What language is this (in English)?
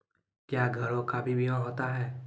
Maithili